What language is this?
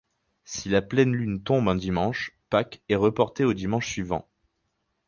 French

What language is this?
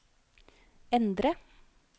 Norwegian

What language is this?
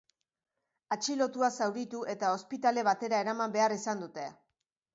Basque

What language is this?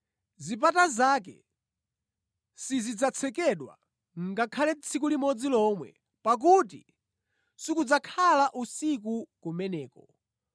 Nyanja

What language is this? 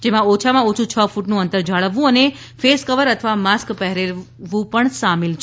Gujarati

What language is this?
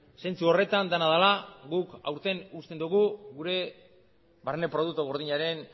Basque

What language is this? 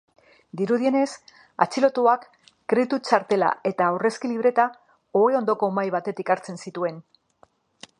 Basque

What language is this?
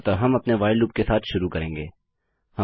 Hindi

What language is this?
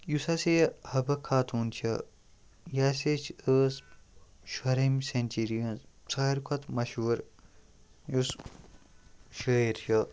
Kashmiri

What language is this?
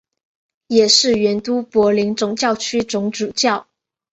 Chinese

